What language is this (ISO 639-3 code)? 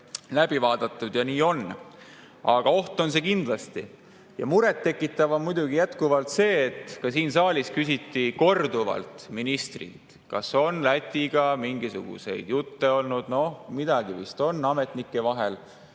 est